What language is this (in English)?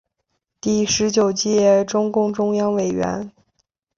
Chinese